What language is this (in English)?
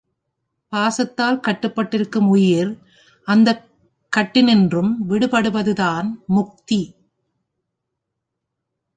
Tamil